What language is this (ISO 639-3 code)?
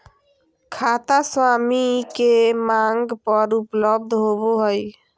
mag